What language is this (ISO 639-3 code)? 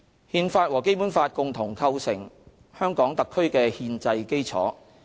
yue